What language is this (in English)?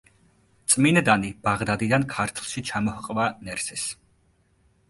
Georgian